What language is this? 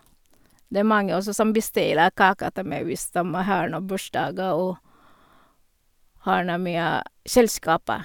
Norwegian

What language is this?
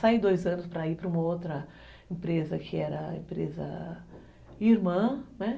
Portuguese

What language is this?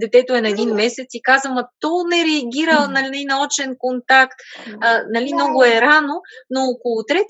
Bulgarian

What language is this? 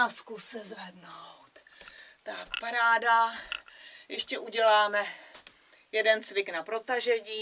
Czech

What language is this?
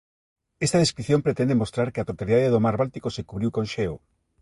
Galician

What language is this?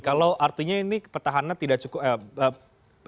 Indonesian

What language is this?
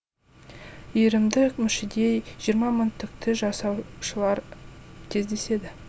Kazakh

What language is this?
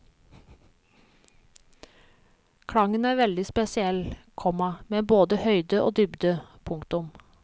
Norwegian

